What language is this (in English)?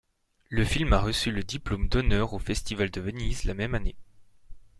French